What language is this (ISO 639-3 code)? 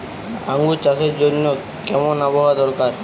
ben